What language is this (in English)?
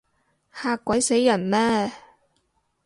Cantonese